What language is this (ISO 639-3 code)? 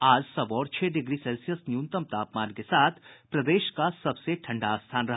hin